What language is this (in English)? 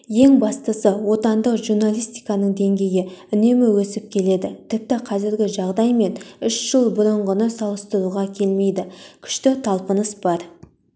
Kazakh